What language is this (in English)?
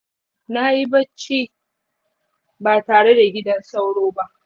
Hausa